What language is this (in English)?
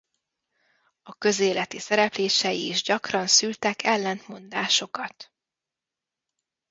Hungarian